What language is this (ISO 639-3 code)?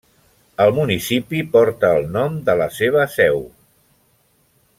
cat